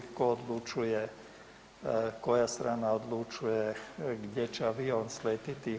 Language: Croatian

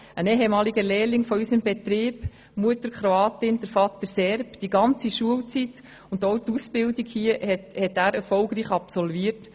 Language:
Swiss German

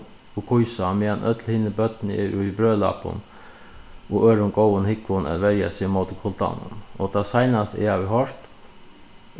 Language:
Faroese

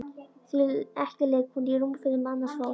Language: Icelandic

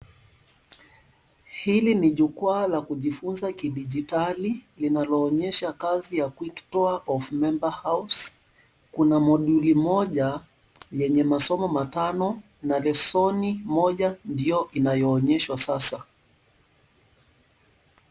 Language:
Swahili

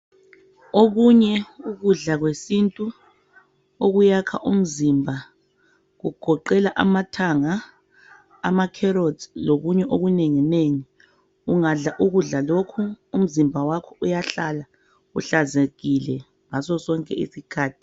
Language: North Ndebele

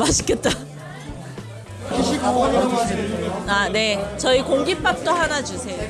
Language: Korean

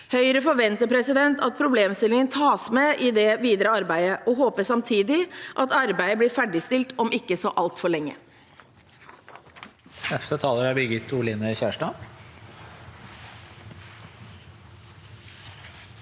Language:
Norwegian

